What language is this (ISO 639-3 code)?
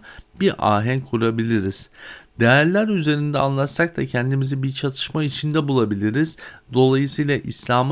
tur